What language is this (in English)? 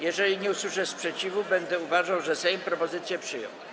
Polish